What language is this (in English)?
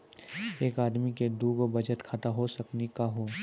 Maithili